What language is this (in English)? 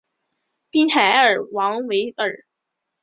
Chinese